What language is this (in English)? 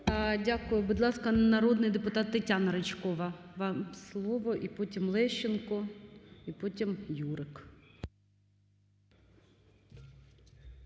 Ukrainian